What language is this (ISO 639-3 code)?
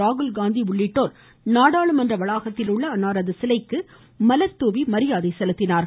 tam